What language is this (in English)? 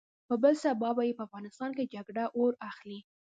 Pashto